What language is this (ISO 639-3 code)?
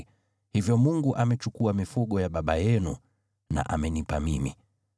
swa